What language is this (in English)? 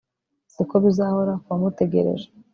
Kinyarwanda